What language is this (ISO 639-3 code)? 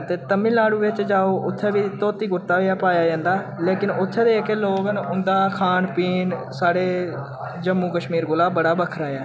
doi